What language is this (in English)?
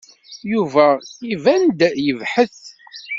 Kabyle